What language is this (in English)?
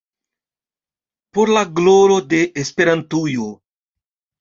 Esperanto